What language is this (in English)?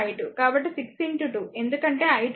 Telugu